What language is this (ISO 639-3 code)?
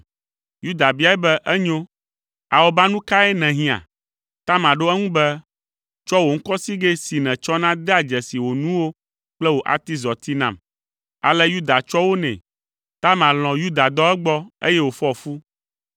ewe